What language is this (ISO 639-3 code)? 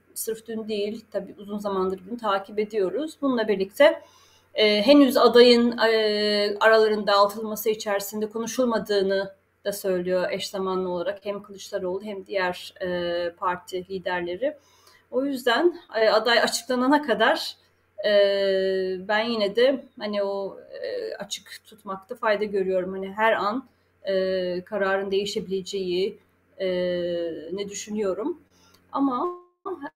tur